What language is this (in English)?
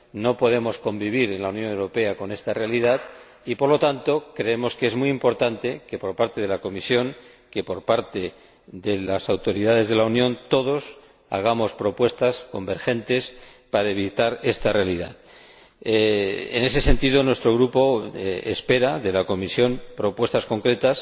Spanish